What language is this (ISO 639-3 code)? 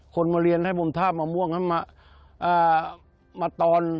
tha